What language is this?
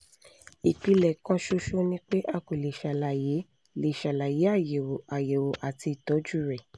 Yoruba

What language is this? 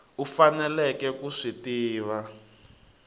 Tsonga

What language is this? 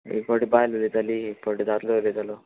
Konkani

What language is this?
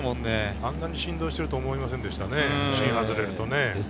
Japanese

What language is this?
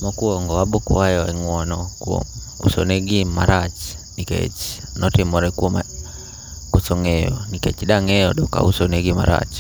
Luo (Kenya and Tanzania)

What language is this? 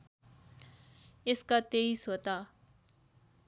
Nepali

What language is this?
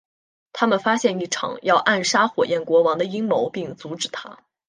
Chinese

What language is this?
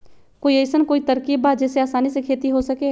Magahi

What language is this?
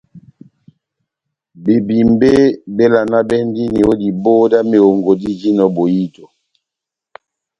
Batanga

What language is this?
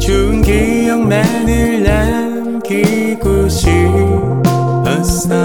Korean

